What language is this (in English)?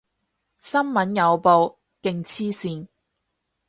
Cantonese